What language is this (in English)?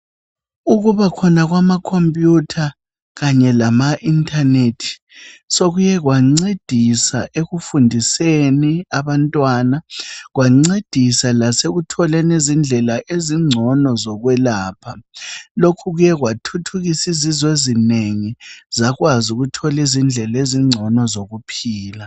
North Ndebele